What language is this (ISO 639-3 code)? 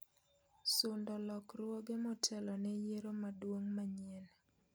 luo